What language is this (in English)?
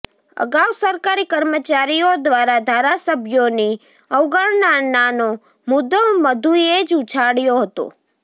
Gujarati